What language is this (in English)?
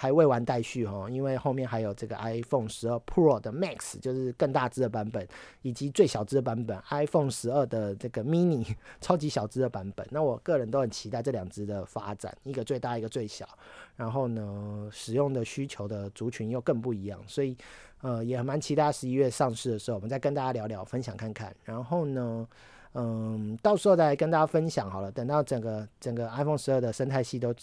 Chinese